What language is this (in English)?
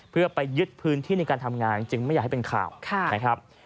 Thai